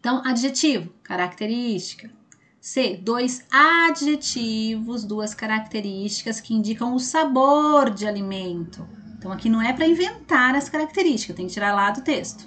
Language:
Portuguese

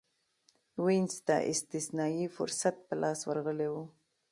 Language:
Pashto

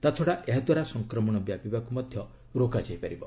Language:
Odia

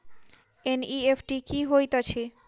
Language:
Maithili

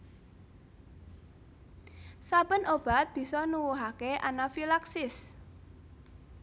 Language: Javanese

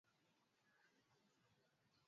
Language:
Swahili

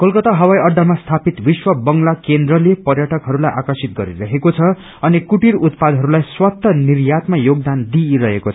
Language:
Nepali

